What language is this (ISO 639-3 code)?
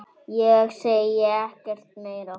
isl